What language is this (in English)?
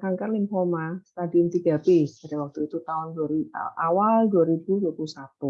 Indonesian